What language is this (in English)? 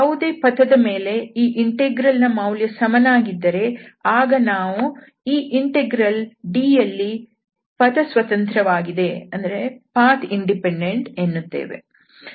Kannada